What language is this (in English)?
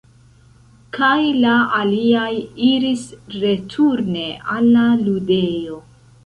Esperanto